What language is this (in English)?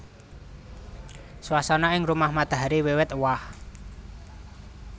Javanese